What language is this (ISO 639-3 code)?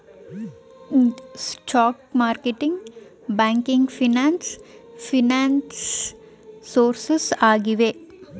kan